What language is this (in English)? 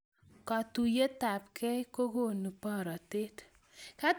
Kalenjin